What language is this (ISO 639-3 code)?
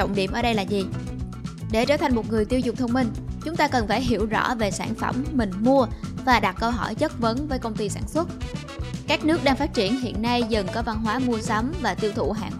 vie